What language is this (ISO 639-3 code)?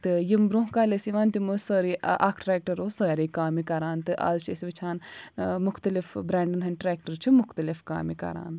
kas